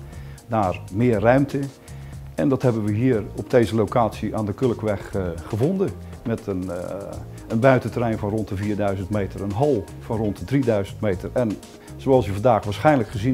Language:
Dutch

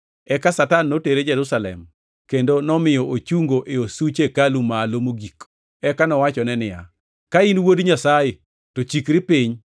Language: Luo (Kenya and Tanzania)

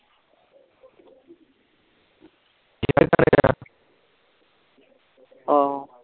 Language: Punjabi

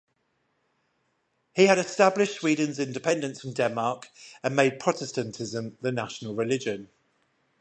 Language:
English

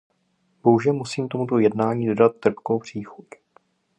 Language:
Czech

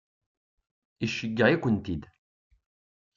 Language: Kabyle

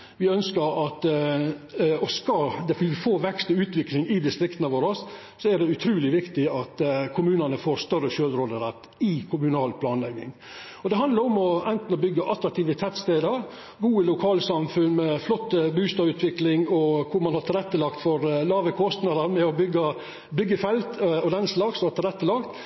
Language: Norwegian Nynorsk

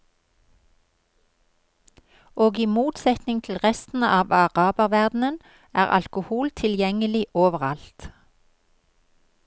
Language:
Norwegian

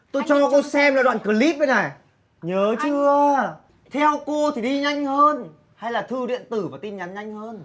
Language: Vietnamese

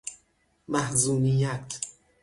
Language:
Persian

